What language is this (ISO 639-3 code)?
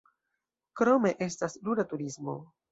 epo